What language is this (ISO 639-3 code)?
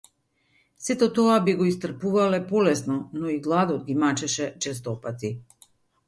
mkd